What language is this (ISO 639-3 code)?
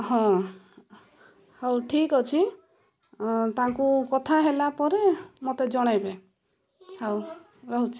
ori